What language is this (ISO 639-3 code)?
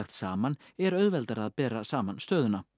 isl